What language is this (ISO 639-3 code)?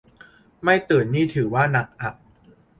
tha